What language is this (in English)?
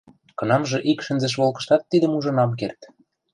Western Mari